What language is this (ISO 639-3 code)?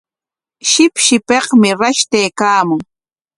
qwa